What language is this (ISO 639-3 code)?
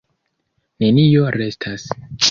epo